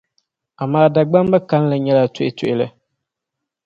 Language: Dagbani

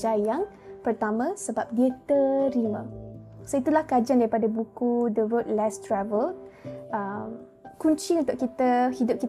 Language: Malay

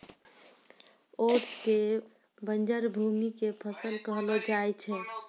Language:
Maithili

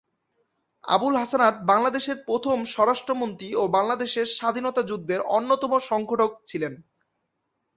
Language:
Bangla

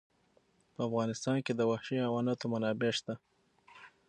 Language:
Pashto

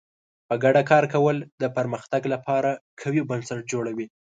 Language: Pashto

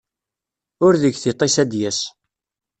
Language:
Kabyle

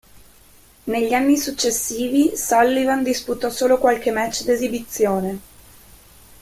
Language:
Italian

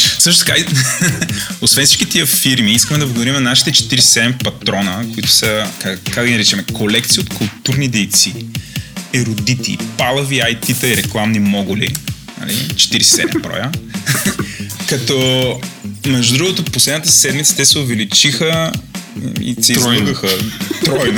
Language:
Bulgarian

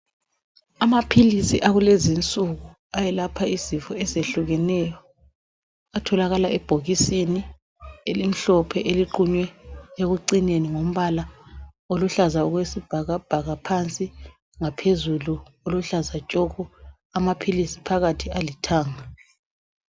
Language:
North Ndebele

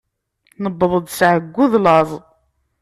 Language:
Kabyle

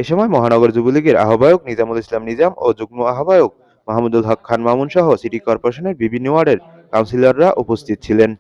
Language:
Bangla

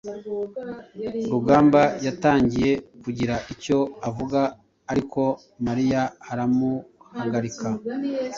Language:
Kinyarwanda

